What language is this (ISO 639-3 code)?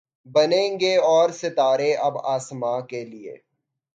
urd